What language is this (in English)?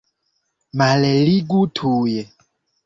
Esperanto